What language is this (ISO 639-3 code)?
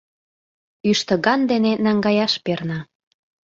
chm